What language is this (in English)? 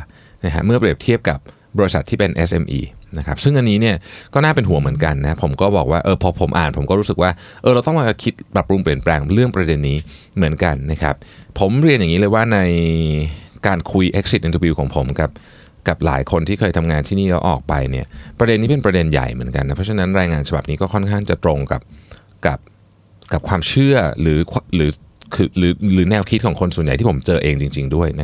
Thai